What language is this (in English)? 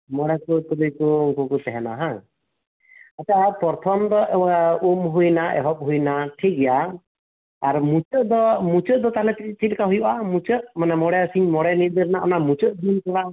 Santali